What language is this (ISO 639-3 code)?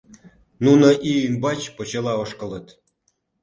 chm